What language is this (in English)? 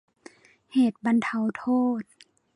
Thai